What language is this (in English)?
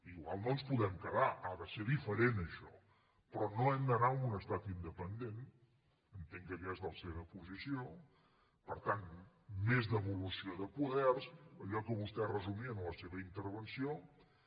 Catalan